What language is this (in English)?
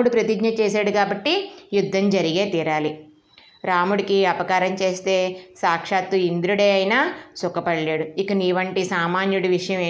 Telugu